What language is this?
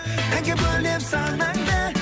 Kazakh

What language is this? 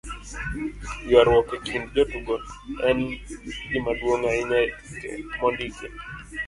Luo (Kenya and Tanzania)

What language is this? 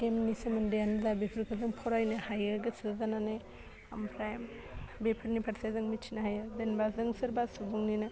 Bodo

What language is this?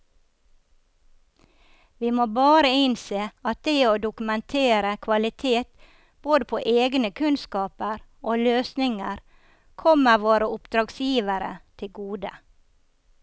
Norwegian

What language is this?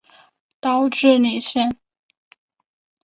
Chinese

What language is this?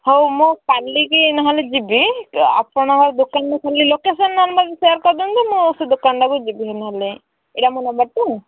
Odia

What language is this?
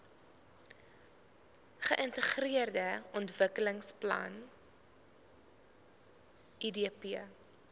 Afrikaans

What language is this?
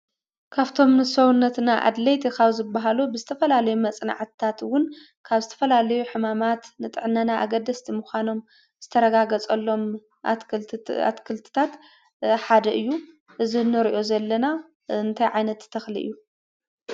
Tigrinya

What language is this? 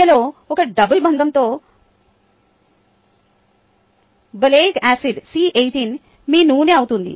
Telugu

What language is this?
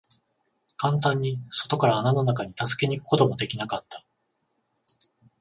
Japanese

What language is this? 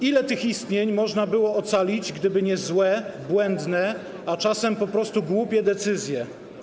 Polish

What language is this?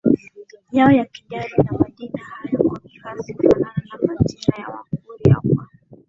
Swahili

